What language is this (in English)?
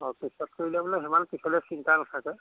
Assamese